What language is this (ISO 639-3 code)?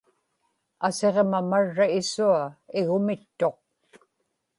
ipk